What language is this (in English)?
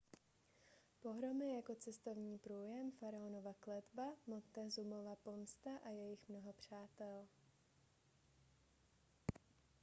Czech